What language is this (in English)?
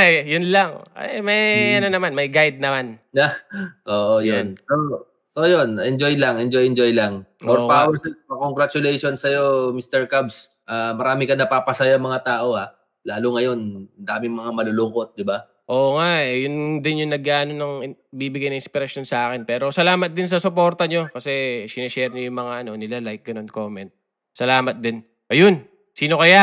Filipino